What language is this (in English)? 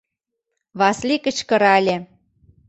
Mari